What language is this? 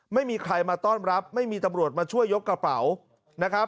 Thai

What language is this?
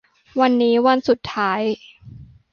Thai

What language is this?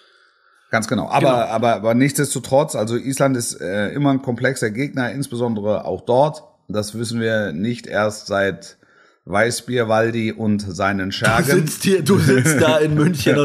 German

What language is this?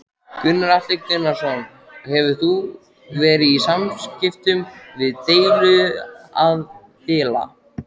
Icelandic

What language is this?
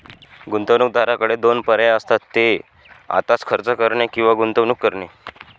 Marathi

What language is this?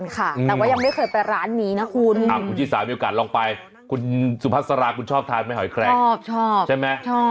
Thai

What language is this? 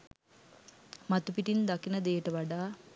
Sinhala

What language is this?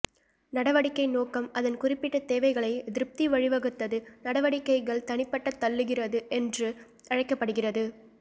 Tamil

